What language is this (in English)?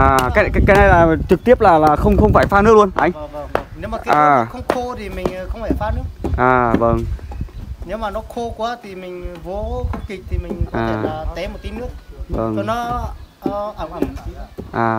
Vietnamese